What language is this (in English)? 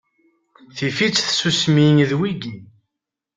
Kabyle